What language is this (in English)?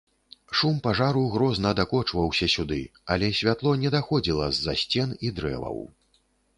Belarusian